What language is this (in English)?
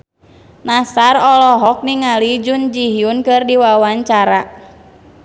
Sundanese